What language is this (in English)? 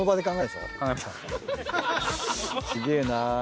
Japanese